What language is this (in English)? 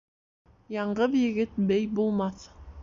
Bashkir